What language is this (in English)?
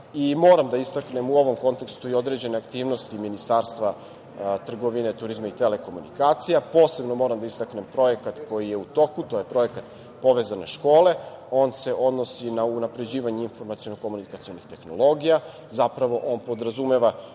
Serbian